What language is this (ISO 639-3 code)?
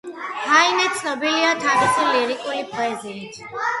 kat